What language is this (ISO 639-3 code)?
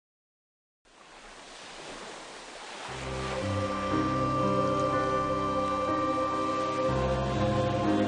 jpn